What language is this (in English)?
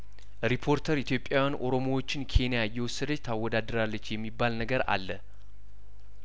Amharic